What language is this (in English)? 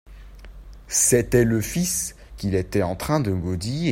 French